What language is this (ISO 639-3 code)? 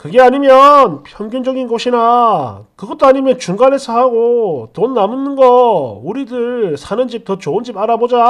kor